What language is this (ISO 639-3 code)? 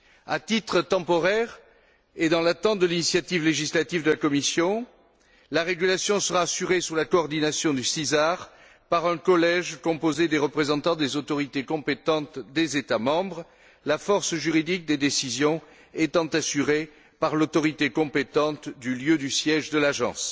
fra